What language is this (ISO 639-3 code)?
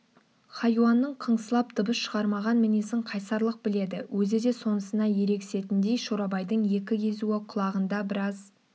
kaz